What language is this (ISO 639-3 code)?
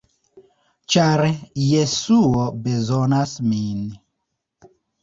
epo